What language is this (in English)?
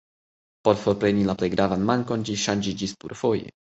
Esperanto